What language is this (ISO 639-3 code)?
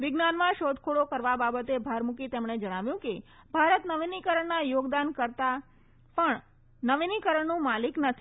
guj